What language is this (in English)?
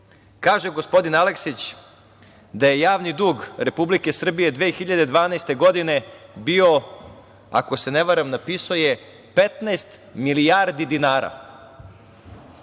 Serbian